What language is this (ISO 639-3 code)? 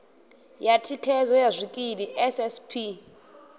ven